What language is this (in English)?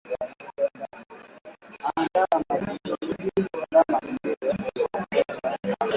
Swahili